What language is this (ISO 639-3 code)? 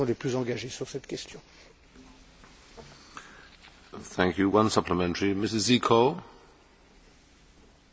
ron